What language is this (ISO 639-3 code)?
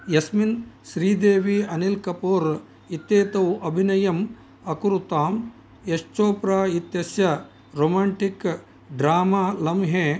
san